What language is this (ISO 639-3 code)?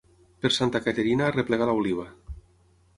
cat